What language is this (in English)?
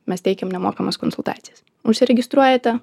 Lithuanian